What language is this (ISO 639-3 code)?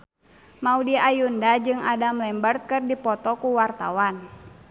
sun